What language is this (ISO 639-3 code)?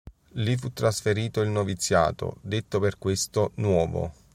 ita